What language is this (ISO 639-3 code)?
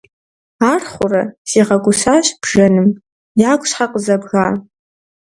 kbd